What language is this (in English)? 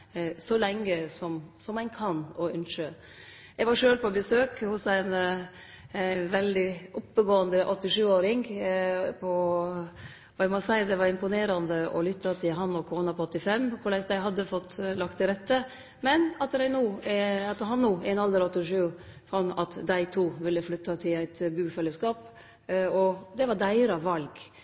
Norwegian Nynorsk